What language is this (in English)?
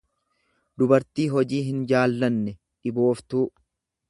Oromo